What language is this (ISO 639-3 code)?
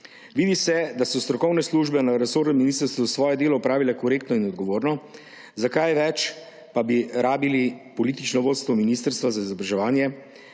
slv